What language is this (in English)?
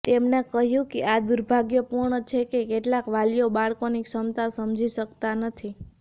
Gujarati